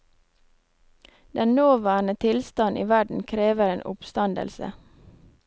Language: Norwegian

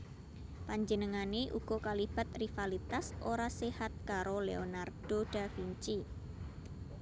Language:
Javanese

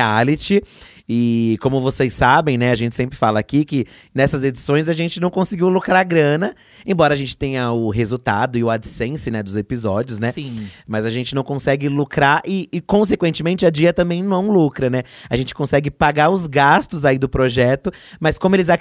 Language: Portuguese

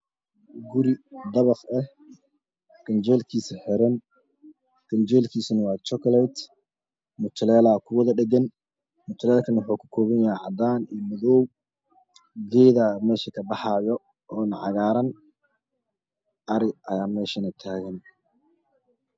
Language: Somali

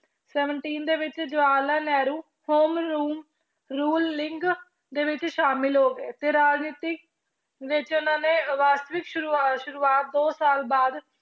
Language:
Punjabi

